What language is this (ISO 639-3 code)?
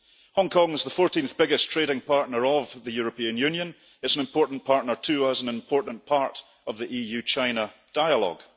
eng